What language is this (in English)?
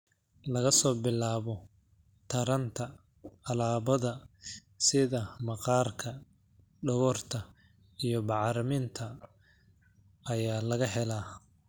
Somali